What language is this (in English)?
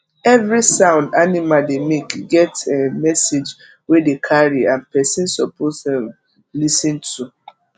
Nigerian Pidgin